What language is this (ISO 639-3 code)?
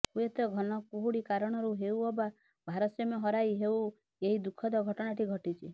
ori